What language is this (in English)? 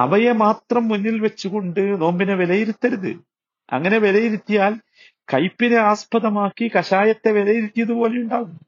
Malayalam